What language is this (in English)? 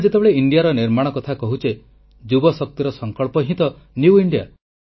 Odia